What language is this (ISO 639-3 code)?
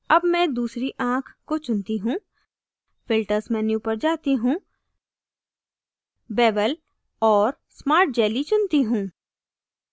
hin